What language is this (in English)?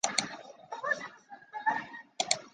Chinese